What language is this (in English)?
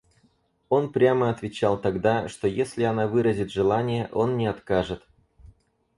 Russian